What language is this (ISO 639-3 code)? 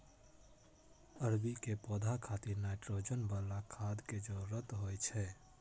mai